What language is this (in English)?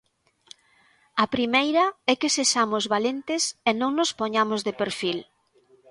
Galician